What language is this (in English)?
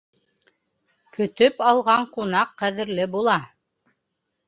Bashkir